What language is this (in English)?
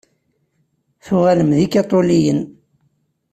Kabyle